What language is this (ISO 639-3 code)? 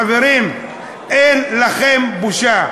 heb